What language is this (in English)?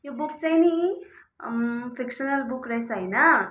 Nepali